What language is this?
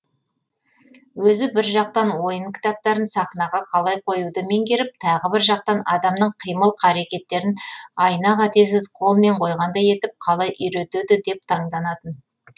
Kazakh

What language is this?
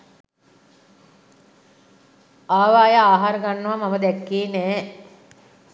Sinhala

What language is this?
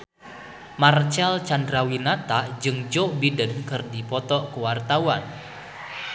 Sundanese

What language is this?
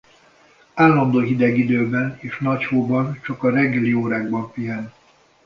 Hungarian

